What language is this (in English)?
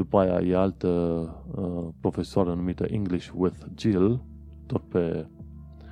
Romanian